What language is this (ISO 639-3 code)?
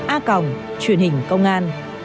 vie